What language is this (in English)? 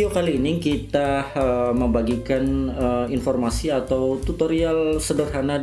Indonesian